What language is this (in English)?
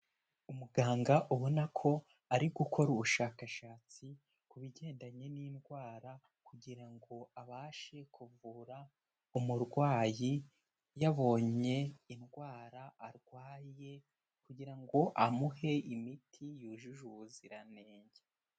Kinyarwanda